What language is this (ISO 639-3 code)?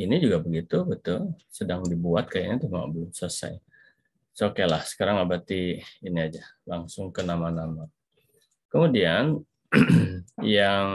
ind